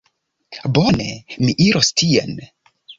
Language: Esperanto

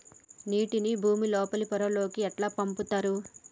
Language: Telugu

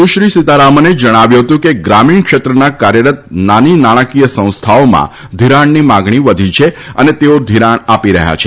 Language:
Gujarati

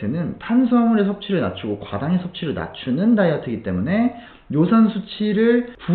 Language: Korean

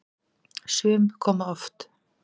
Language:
Icelandic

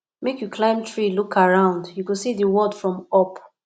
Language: Nigerian Pidgin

